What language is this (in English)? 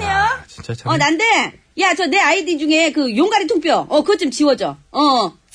Korean